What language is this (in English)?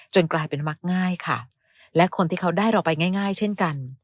Thai